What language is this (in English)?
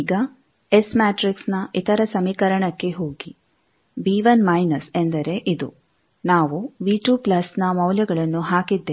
Kannada